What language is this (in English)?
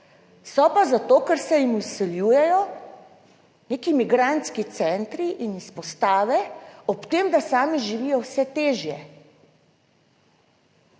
Slovenian